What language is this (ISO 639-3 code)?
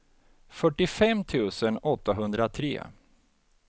swe